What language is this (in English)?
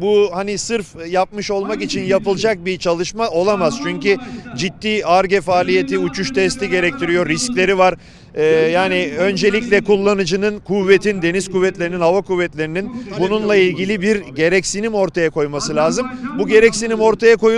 Turkish